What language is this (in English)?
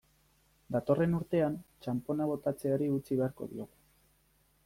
Basque